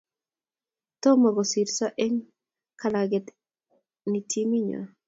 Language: Kalenjin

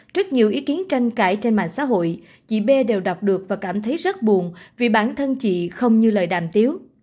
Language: Vietnamese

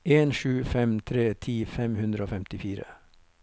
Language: Norwegian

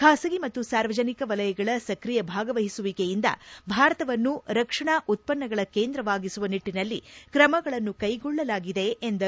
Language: Kannada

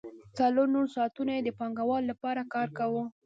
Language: Pashto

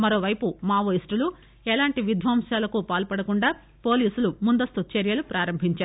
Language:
Telugu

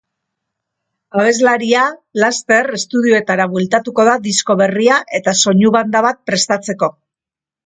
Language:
Basque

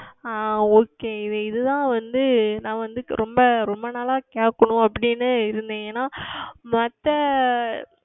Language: Tamil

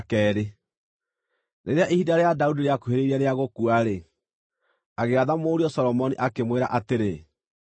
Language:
Kikuyu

